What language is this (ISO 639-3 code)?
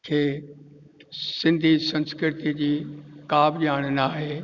snd